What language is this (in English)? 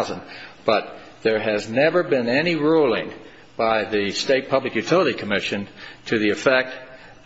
English